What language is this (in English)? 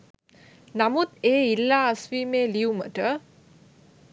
Sinhala